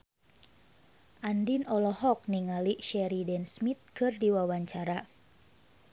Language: Sundanese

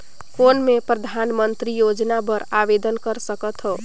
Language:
Chhattisgarhi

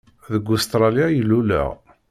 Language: Kabyle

